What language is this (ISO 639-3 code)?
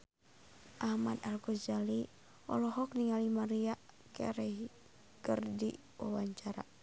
sun